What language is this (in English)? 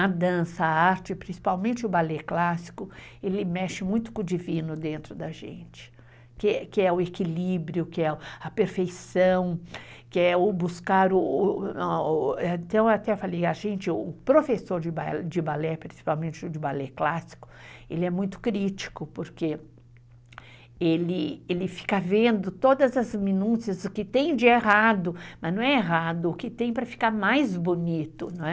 Portuguese